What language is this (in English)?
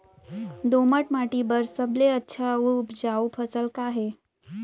Chhattisgarhi